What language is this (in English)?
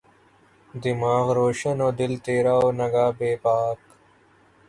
Urdu